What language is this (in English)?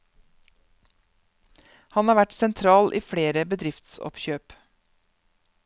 Norwegian